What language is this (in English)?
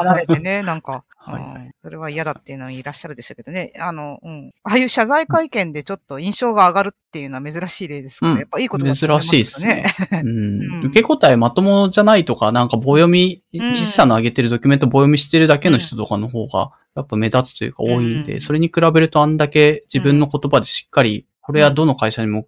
Japanese